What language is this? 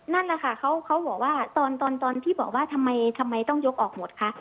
Thai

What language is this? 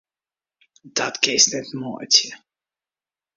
Western Frisian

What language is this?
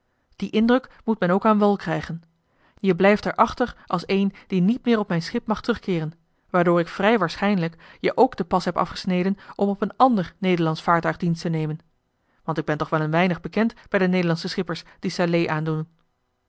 Dutch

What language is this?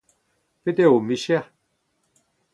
Breton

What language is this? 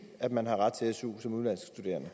Danish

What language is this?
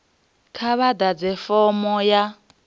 Venda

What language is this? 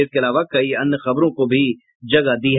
Hindi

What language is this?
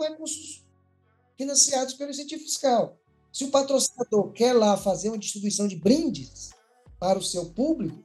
Portuguese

